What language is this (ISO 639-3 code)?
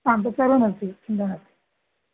san